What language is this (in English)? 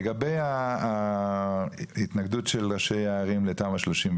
Hebrew